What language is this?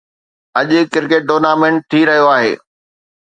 Sindhi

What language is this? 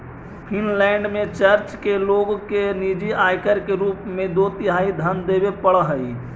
Magahi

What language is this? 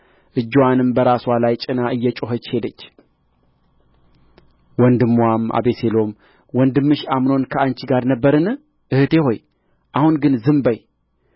Amharic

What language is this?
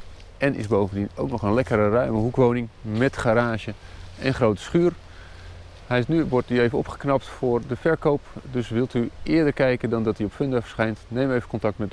Dutch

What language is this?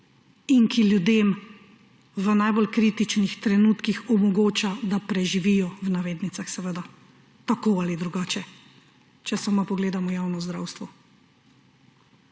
Slovenian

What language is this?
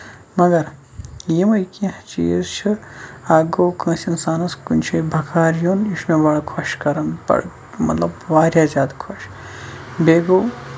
Kashmiri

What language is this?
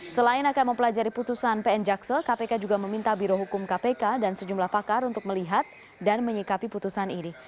Indonesian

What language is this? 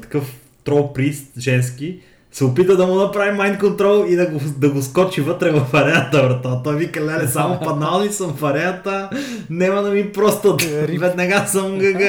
Bulgarian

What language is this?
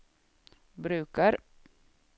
Swedish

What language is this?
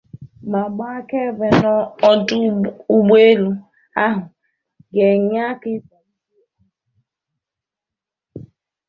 Igbo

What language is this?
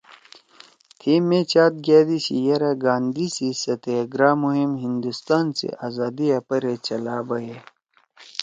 Torwali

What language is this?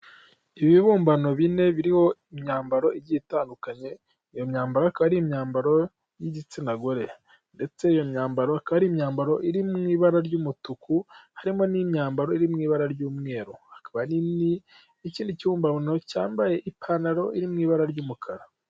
Kinyarwanda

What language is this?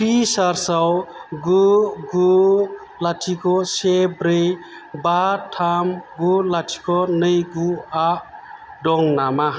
Bodo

